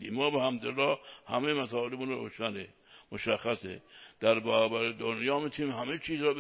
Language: Persian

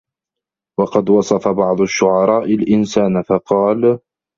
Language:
Arabic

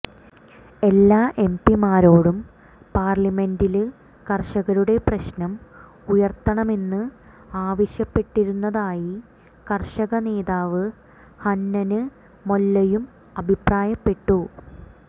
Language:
Malayalam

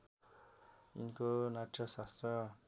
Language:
Nepali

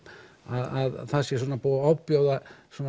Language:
Icelandic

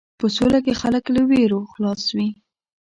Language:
Pashto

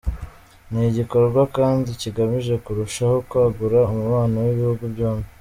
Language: Kinyarwanda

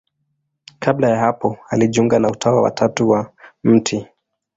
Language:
Swahili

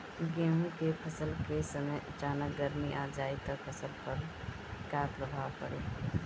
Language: Bhojpuri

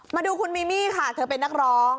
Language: Thai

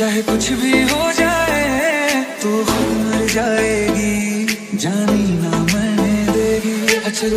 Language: Romanian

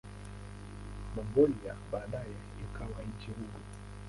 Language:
Swahili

